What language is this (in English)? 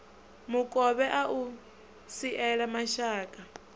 Venda